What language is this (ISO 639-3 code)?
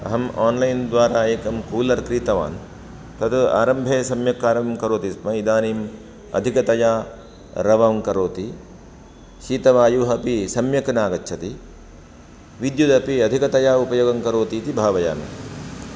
san